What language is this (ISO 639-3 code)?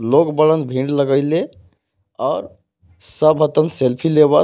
bho